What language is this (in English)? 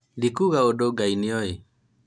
Kikuyu